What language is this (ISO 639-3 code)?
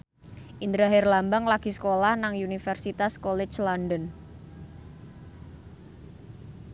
jav